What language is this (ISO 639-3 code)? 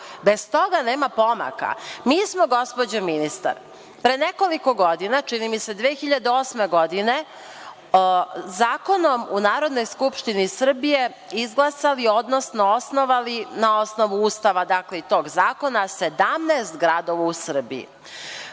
srp